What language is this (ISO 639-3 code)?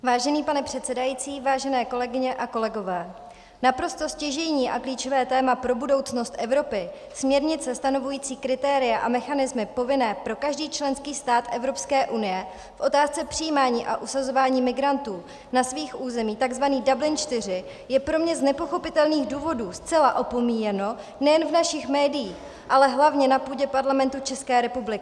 ces